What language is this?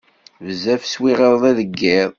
Kabyle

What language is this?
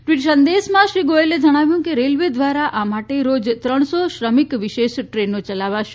Gujarati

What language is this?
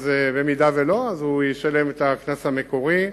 Hebrew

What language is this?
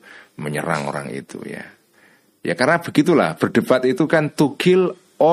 Indonesian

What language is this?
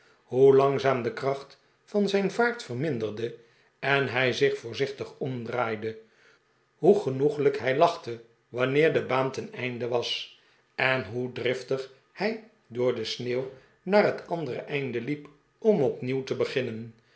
Dutch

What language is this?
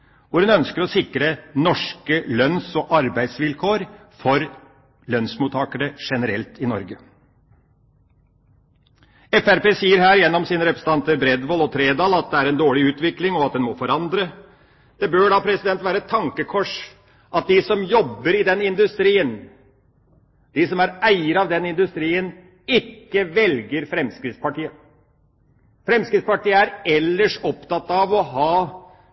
Norwegian Bokmål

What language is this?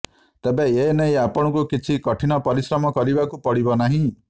Odia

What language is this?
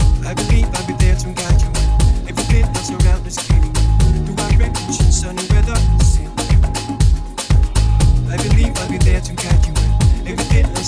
English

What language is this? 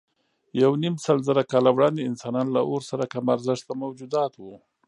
Pashto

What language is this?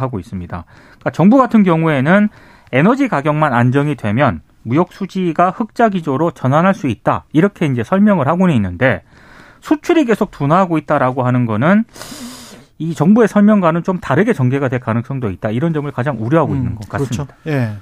Korean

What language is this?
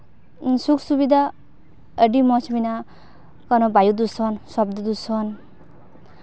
Santali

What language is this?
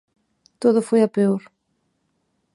Galician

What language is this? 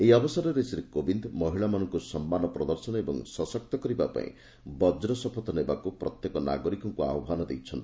Odia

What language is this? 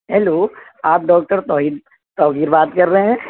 Urdu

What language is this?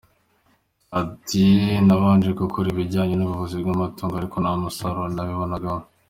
Kinyarwanda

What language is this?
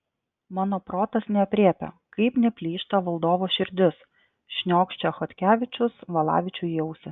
Lithuanian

